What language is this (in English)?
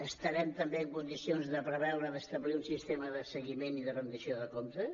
Catalan